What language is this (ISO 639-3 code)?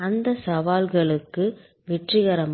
tam